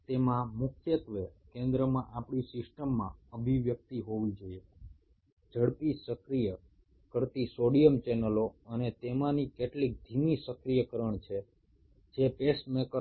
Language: Bangla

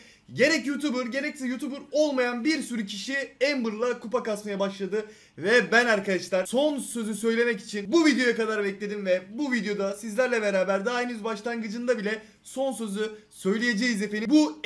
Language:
Turkish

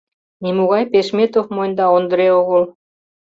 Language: Mari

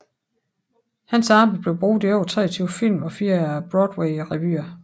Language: Danish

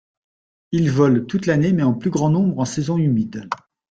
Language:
French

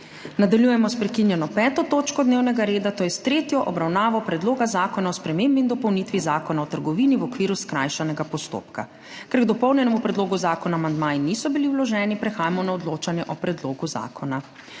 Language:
Slovenian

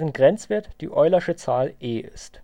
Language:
German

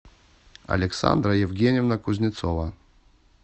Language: Russian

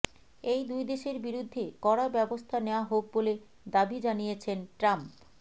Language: Bangla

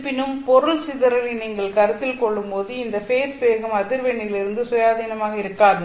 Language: Tamil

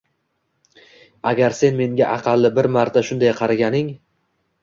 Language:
Uzbek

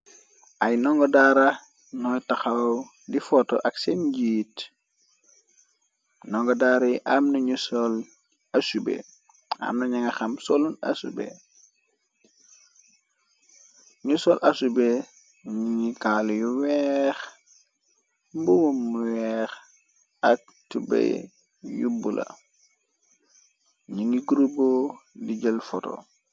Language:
Wolof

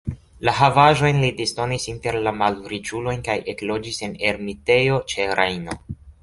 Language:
Esperanto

